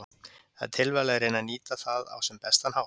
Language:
Icelandic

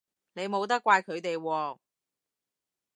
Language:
Cantonese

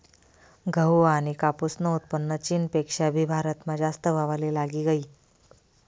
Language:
Marathi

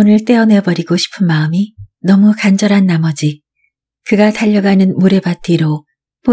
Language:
Korean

